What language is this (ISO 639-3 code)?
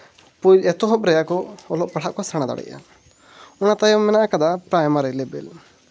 sat